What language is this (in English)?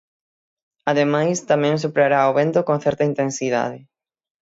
Galician